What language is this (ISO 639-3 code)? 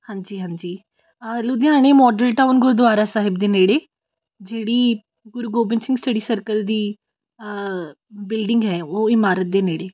pan